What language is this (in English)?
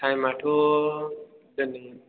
Bodo